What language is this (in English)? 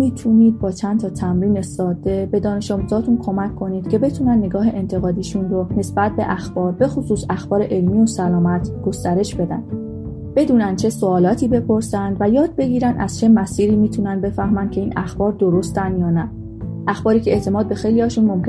Persian